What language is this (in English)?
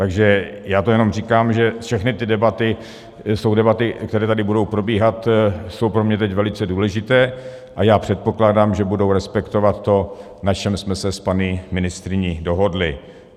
Czech